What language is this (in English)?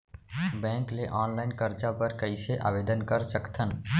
Chhattisgarhi